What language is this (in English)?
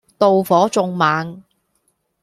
Cantonese